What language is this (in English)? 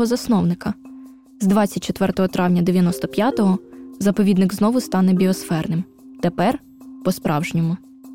Ukrainian